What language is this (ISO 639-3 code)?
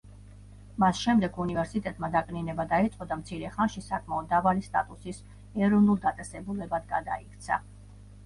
kat